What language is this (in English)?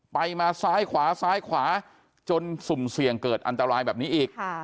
Thai